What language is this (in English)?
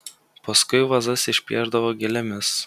Lithuanian